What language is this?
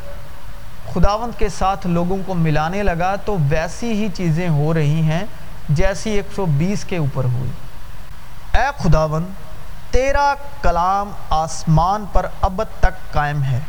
Urdu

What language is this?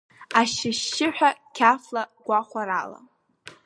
Abkhazian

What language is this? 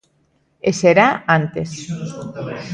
Galician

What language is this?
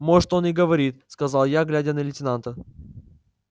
Russian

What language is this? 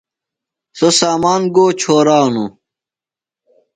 Phalura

